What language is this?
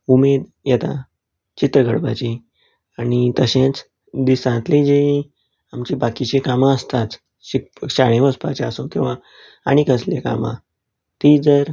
Konkani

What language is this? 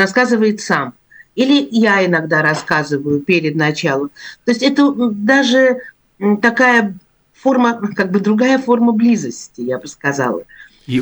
Russian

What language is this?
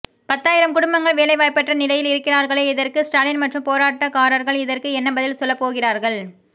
Tamil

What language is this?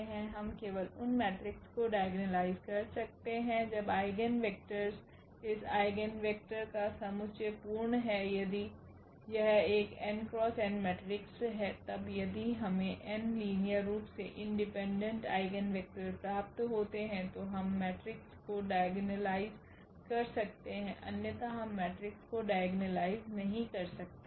Hindi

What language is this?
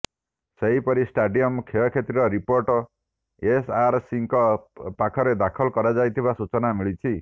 Odia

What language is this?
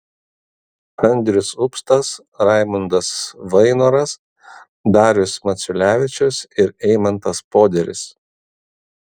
Lithuanian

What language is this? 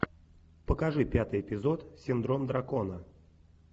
Russian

